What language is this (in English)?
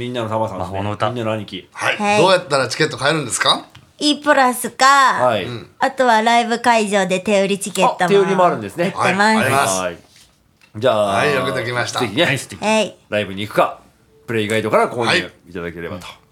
Japanese